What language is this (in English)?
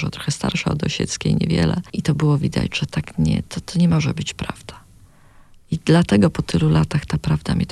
Polish